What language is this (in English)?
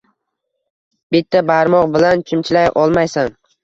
Uzbek